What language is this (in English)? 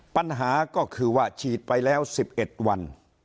Thai